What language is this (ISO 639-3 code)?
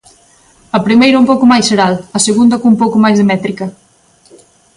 glg